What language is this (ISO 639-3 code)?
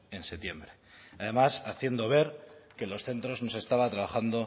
spa